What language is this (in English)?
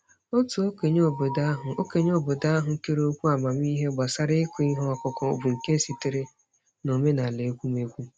Igbo